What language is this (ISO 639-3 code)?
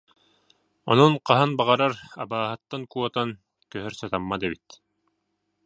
sah